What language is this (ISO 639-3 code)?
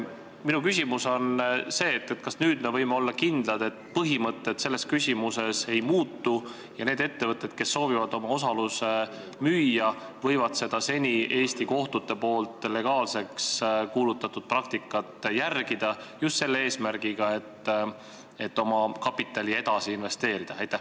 est